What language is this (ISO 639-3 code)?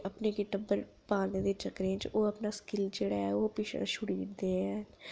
doi